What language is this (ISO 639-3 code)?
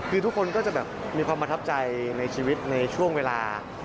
tha